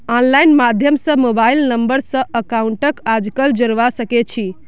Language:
Magahi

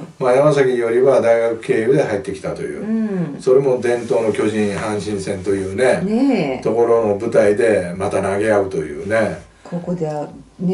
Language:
Japanese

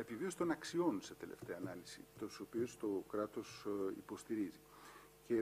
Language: Greek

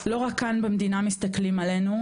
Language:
Hebrew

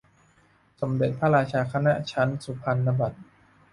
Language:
Thai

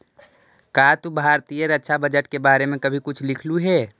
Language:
Magahi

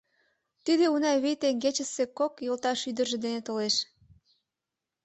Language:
Mari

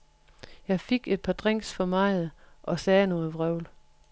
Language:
Danish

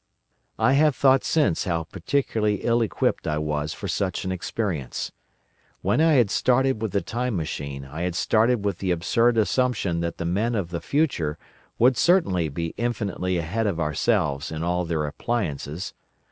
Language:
English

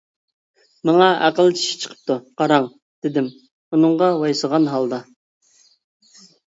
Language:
Uyghur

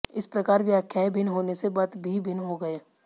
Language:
Hindi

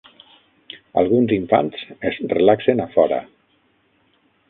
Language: Catalan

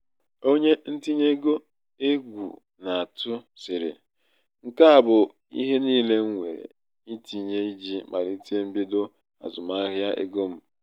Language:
Igbo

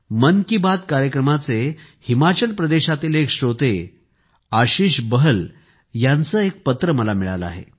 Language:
Marathi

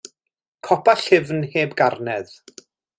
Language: Welsh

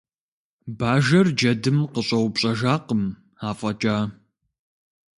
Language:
Kabardian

